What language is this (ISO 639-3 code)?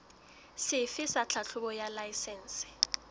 sot